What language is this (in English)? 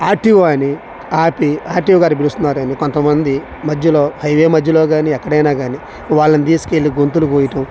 Telugu